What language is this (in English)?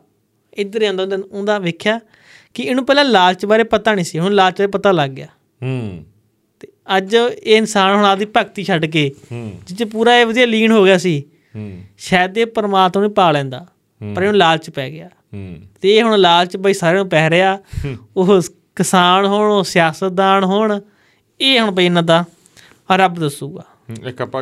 Punjabi